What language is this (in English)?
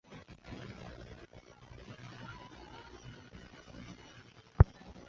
Chinese